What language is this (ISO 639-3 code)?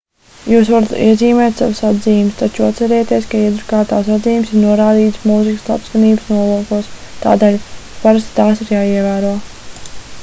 lav